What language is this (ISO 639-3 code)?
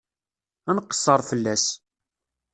kab